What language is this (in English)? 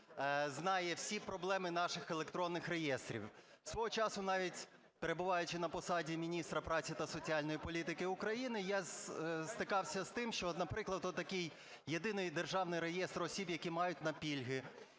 Ukrainian